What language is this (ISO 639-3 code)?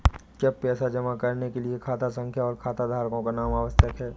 hin